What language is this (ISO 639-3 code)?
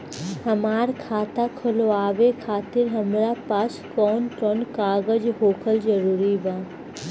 bho